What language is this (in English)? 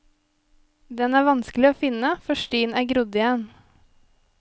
Norwegian